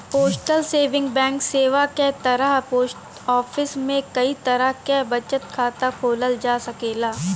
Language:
Bhojpuri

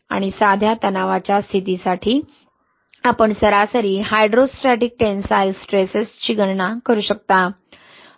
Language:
Marathi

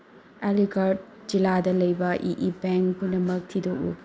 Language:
Manipuri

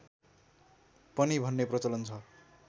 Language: Nepali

